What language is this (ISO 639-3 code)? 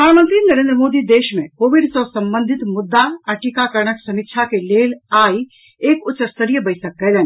mai